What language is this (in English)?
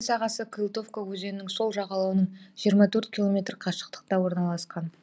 Kazakh